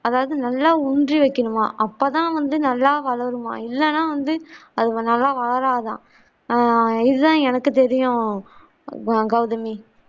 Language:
Tamil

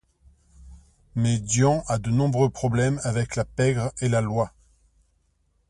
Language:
French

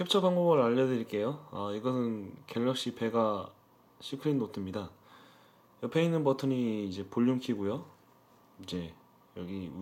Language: Korean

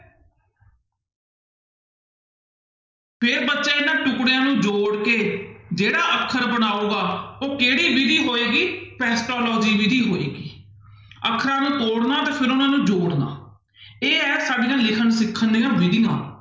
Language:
Punjabi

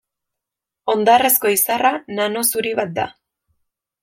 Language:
Basque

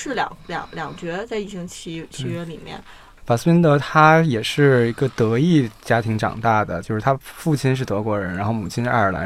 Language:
Chinese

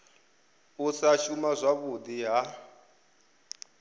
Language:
Venda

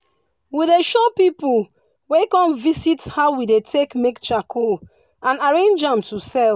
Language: Nigerian Pidgin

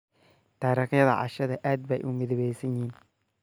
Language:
Somali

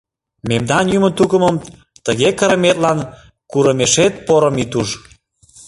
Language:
Mari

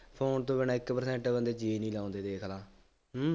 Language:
Punjabi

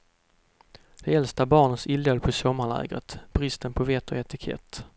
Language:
Swedish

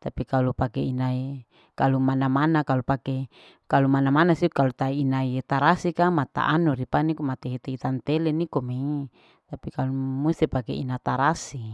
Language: Larike-Wakasihu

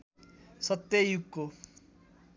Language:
Nepali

